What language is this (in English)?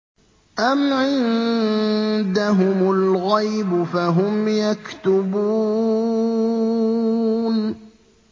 Arabic